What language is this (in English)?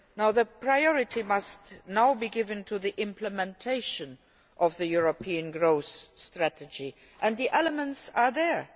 English